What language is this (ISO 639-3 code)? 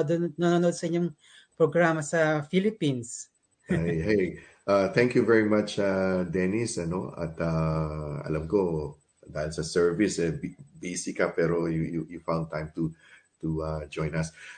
fil